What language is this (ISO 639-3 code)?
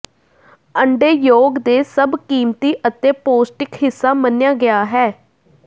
pan